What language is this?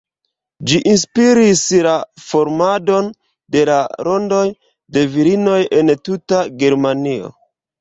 Esperanto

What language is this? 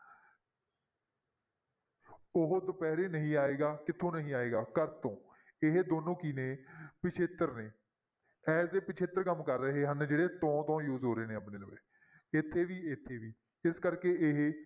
Punjabi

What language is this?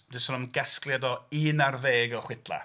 Welsh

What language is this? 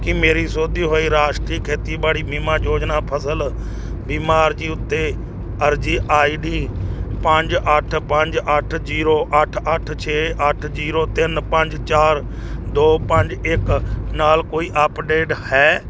Punjabi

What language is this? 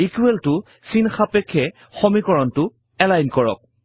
Assamese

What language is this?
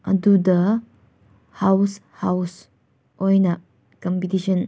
Manipuri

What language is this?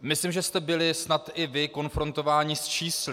Czech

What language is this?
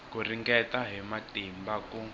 Tsonga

